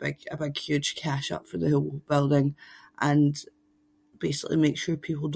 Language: Scots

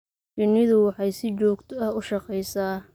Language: Somali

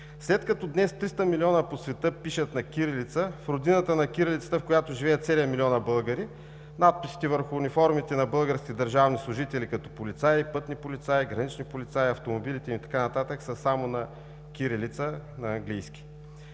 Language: Bulgarian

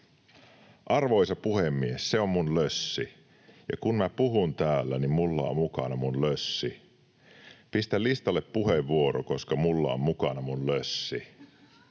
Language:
Finnish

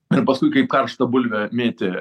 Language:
Lithuanian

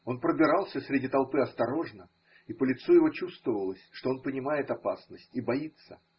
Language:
Russian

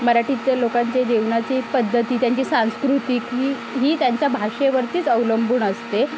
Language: Marathi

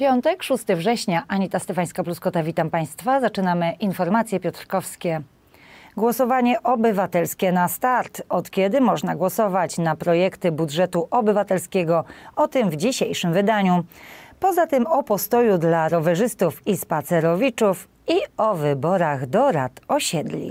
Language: Polish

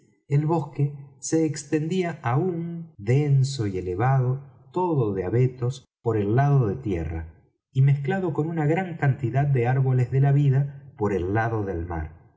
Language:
Spanish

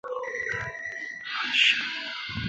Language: Chinese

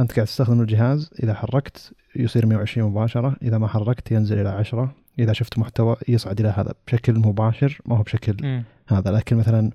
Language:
Arabic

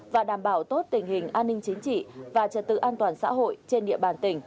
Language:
Vietnamese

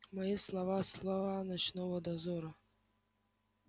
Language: Russian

